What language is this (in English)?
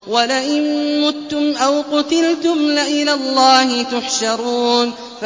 Arabic